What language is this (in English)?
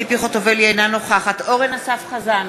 Hebrew